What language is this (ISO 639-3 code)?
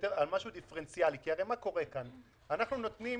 heb